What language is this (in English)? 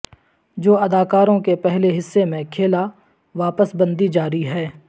Urdu